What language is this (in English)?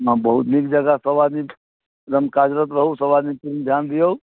Maithili